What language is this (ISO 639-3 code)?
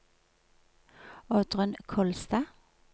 nor